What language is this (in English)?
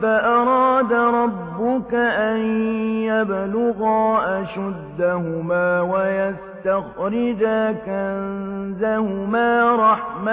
Arabic